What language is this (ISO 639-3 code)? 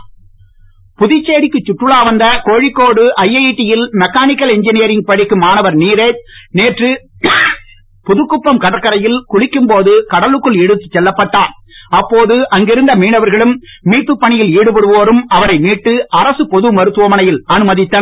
tam